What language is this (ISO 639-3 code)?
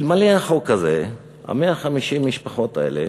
heb